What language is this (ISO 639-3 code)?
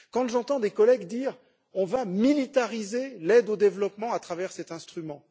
fra